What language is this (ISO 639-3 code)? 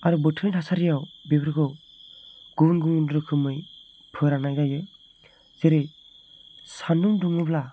brx